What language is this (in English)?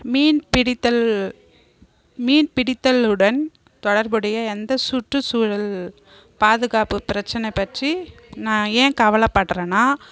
Tamil